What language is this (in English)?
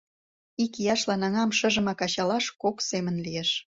Mari